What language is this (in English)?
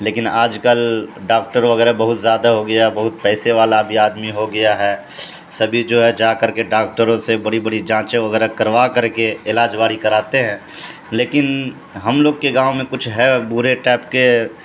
Urdu